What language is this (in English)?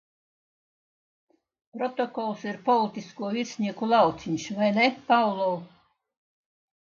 Latvian